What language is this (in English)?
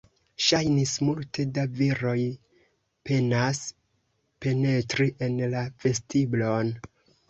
Esperanto